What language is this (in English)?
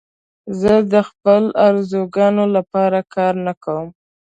Pashto